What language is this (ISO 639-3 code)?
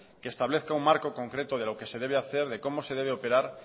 spa